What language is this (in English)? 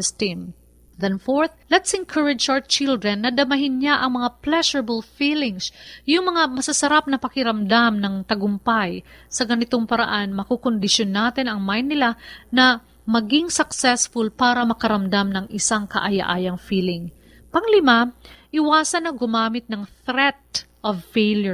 Filipino